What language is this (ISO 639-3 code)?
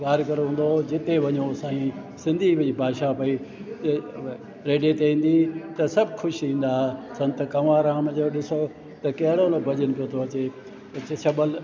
snd